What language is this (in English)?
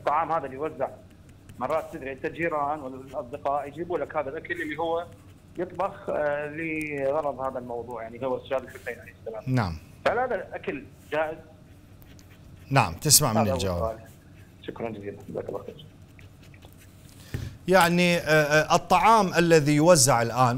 Arabic